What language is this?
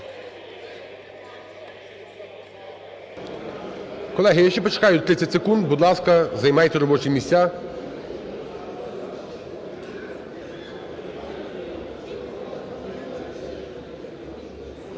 Ukrainian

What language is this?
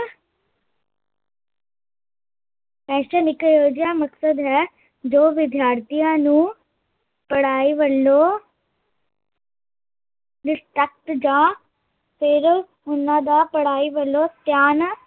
Punjabi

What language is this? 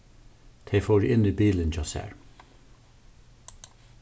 Faroese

